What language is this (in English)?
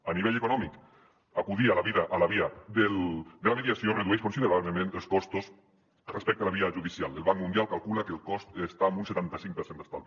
Catalan